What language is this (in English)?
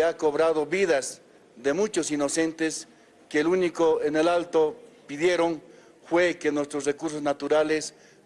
Spanish